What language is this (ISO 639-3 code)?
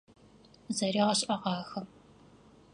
ady